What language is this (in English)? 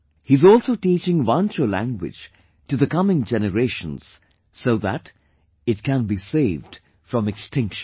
English